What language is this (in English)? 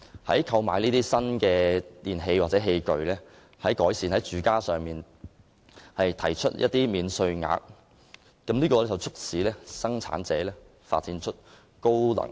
Cantonese